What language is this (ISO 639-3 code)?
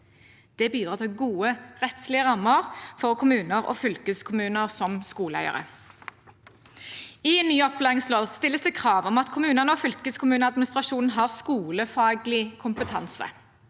nor